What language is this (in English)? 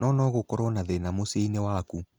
Kikuyu